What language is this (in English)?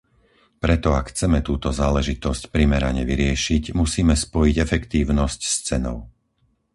Slovak